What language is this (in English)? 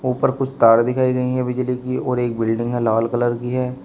Hindi